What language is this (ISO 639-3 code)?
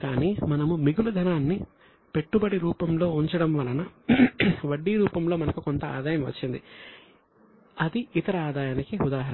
tel